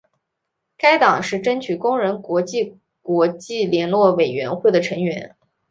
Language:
Chinese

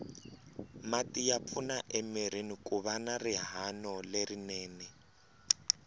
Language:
Tsonga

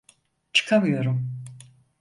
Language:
Turkish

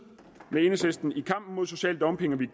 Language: Danish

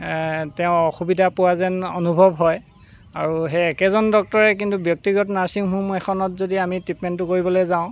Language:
Assamese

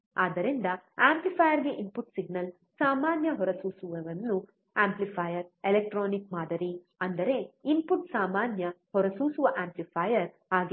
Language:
Kannada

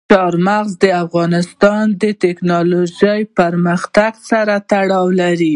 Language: Pashto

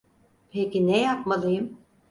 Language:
Turkish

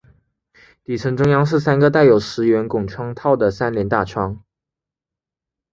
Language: Chinese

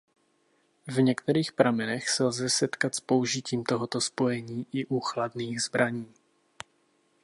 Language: Czech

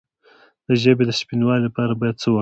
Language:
Pashto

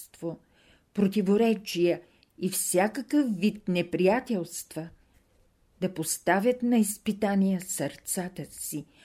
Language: Bulgarian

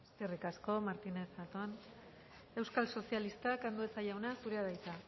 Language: Basque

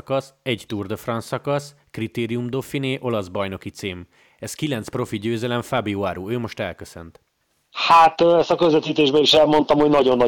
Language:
Hungarian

